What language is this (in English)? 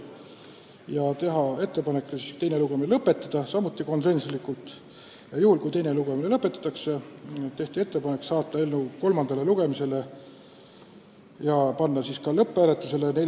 Estonian